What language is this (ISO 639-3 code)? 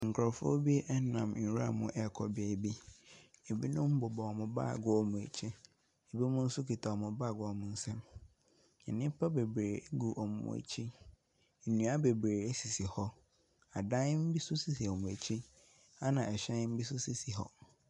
aka